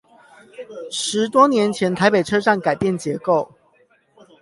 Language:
Chinese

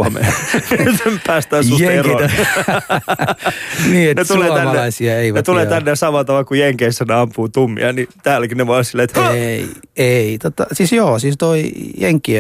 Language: Finnish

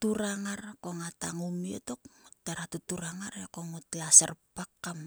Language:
Sulka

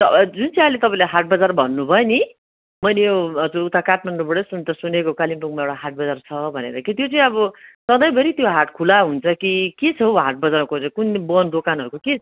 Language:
Nepali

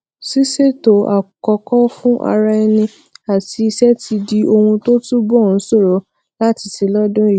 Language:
Yoruba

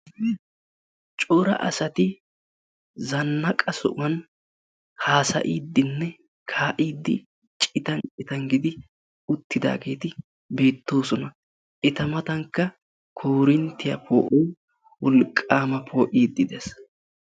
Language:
Wolaytta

